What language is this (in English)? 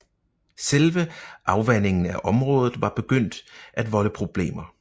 Danish